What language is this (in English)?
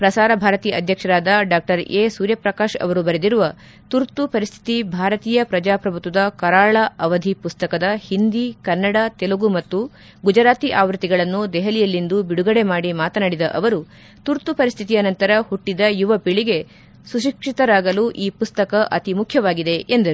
Kannada